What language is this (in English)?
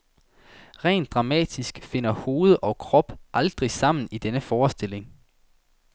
Danish